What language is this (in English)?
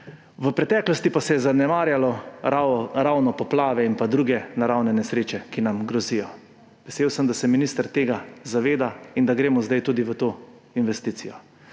Slovenian